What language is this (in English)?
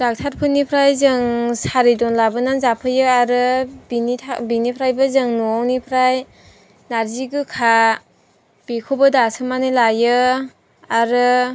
Bodo